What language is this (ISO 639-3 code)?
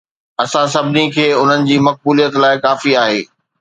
snd